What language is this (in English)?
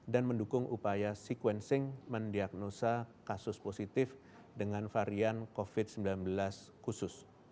Indonesian